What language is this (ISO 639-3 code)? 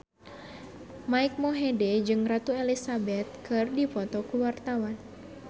sun